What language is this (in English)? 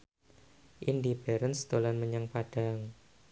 Javanese